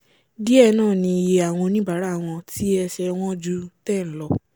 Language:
Yoruba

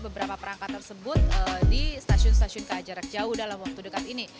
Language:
Indonesian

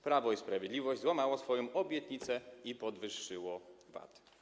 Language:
Polish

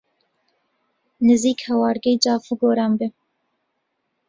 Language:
Central Kurdish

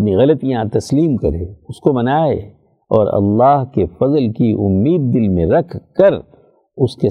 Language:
Urdu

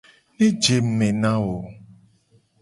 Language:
Gen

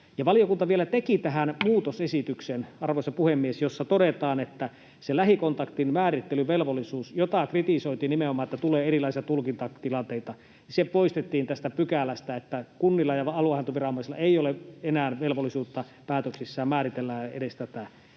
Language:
Finnish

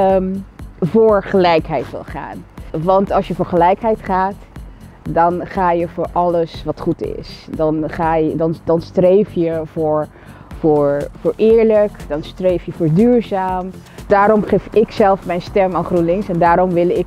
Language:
Dutch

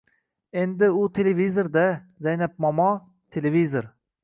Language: Uzbek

